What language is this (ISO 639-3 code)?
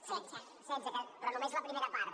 cat